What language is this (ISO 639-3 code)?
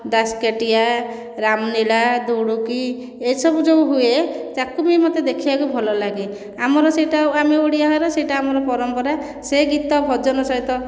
ori